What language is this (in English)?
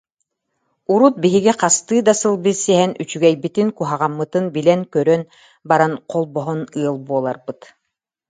Yakut